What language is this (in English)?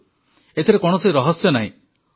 Odia